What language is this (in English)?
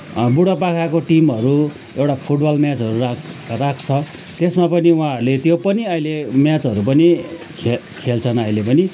Nepali